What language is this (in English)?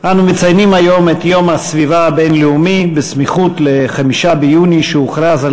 Hebrew